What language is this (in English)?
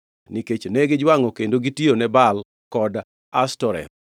Luo (Kenya and Tanzania)